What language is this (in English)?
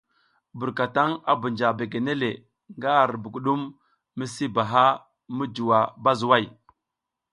South Giziga